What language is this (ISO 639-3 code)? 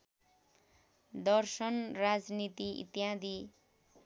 nep